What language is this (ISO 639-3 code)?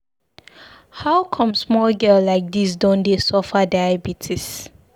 pcm